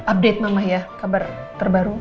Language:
Indonesian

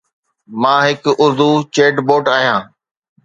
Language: Sindhi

